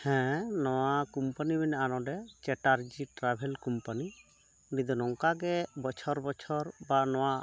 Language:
Santali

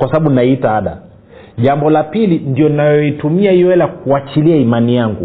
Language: Swahili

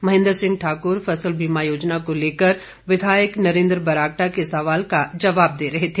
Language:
Hindi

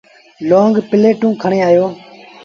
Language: Sindhi Bhil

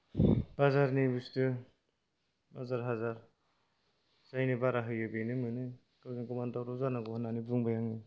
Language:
Bodo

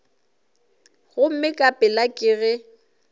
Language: Northern Sotho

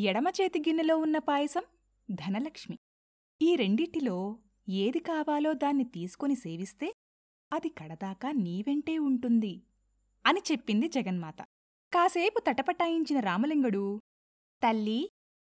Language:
Telugu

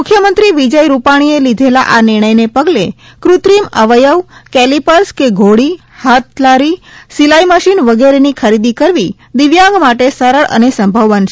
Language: Gujarati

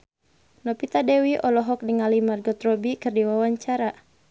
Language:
Sundanese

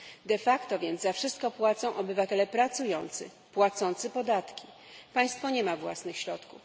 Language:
Polish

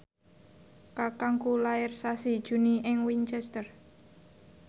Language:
Javanese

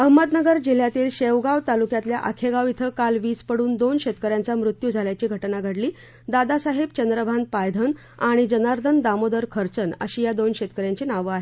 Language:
Marathi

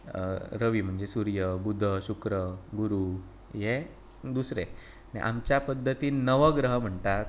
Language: Konkani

